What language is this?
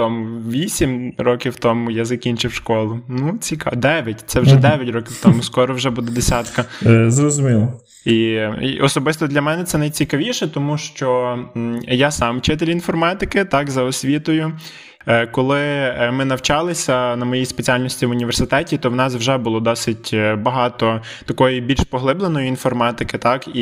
Ukrainian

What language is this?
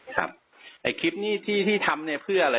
Thai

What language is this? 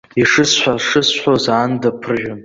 Abkhazian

